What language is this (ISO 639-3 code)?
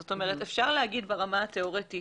heb